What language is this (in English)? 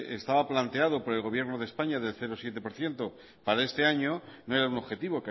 Spanish